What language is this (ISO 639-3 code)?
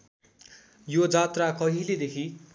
nep